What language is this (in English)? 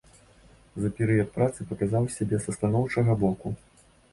Belarusian